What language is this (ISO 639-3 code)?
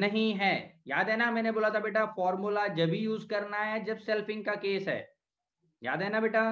hin